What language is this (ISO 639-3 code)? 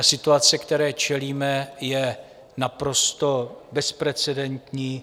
ces